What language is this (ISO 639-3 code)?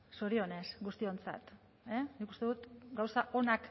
eus